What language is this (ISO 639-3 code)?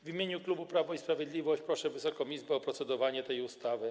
pol